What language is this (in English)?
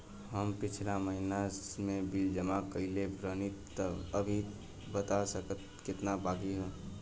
Bhojpuri